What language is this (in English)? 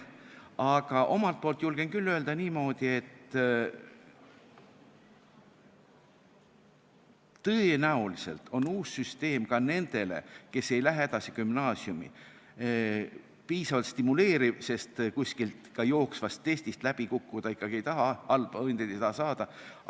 Estonian